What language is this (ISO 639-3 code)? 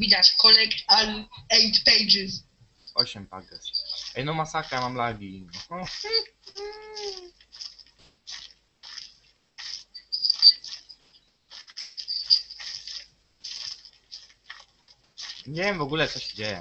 pol